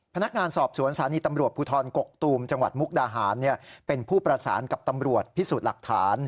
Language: Thai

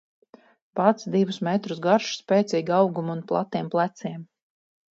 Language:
Latvian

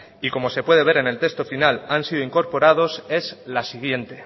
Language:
Spanish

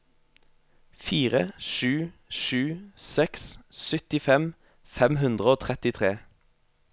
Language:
Norwegian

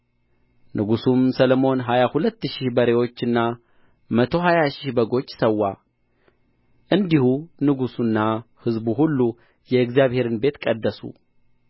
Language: Amharic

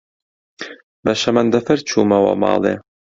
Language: Central Kurdish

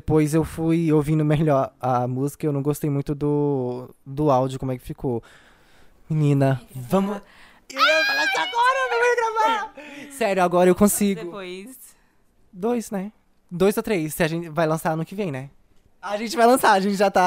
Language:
Portuguese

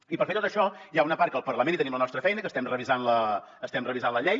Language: Catalan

